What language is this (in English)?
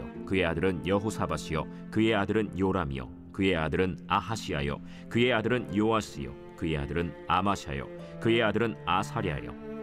Korean